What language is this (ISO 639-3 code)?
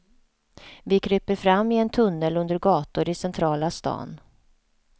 swe